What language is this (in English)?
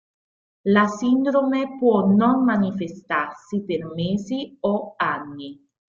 Italian